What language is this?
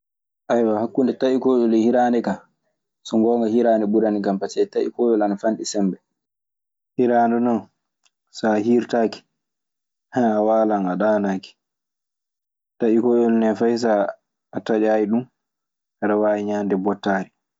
Maasina Fulfulde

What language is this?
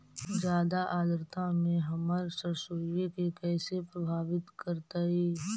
Magahi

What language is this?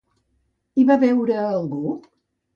Catalan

